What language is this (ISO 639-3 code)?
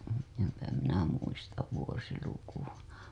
fin